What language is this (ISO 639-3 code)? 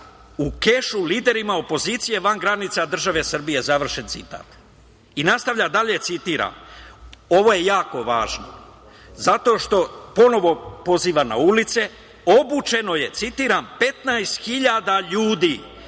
srp